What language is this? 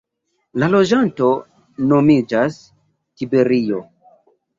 Esperanto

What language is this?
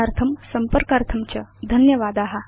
Sanskrit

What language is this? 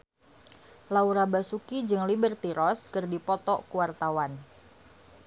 Sundanese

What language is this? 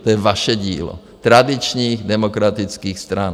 Czech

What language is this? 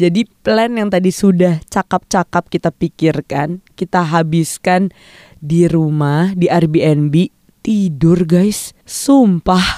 Indonesian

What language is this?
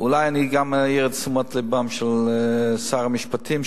Hebrew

